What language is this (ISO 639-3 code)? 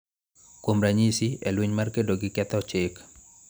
luo